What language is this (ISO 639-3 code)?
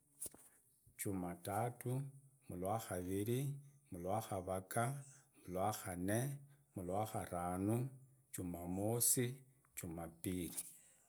ida